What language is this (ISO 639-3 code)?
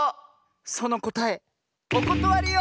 jpn